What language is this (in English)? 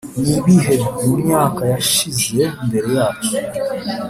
Kinyarwanda